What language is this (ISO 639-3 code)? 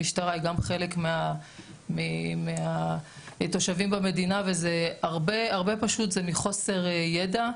heb